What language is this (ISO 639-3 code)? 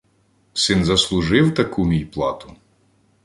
ukr